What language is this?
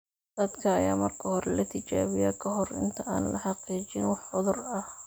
Somali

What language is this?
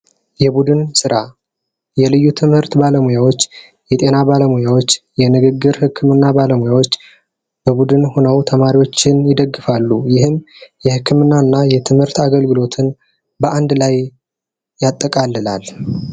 Amharic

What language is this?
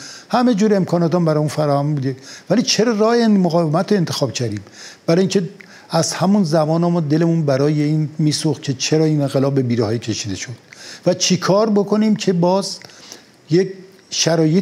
Persian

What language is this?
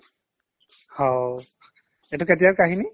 Assamese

